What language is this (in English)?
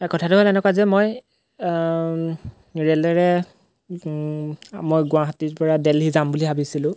Assamese